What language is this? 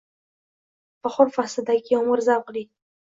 Uzbek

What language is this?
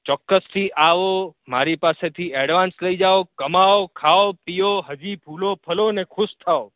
Gujarati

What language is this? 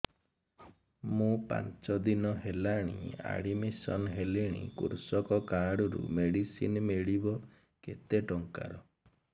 Odia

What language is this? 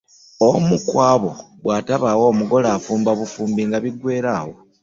Ganda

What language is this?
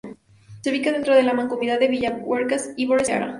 Spanish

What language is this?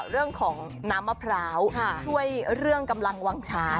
Thai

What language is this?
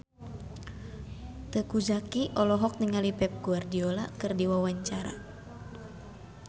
Sundanese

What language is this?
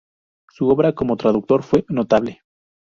Spanish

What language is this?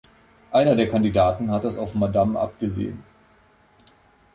German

